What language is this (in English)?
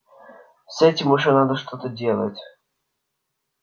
Russian